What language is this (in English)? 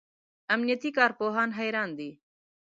Pashto